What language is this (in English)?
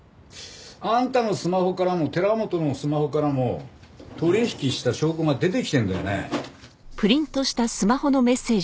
Japanese